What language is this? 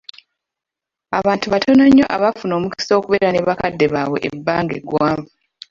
Ganda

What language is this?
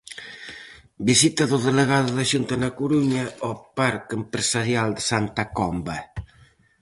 Galician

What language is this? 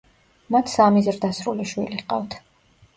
Georgian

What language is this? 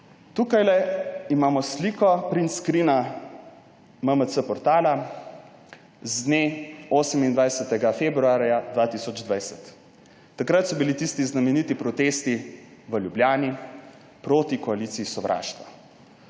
Slovenian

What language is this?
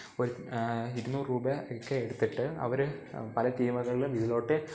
Malayalam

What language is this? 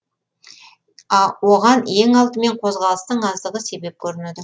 Kazakh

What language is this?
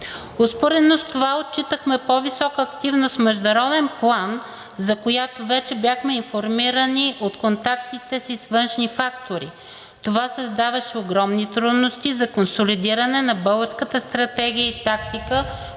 Bulgarian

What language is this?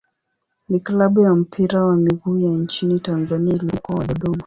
Swahili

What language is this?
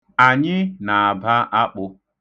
Igbo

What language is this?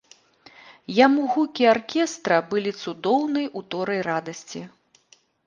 Belarusian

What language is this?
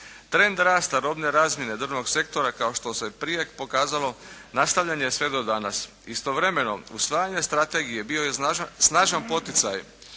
Croatian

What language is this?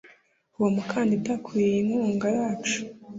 Kinyarwanda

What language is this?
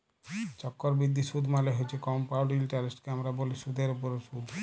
Bangla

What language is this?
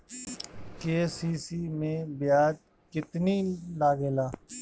Bhojpuri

